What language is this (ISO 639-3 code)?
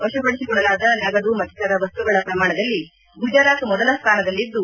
kan